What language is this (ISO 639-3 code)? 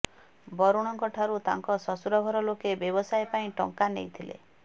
ori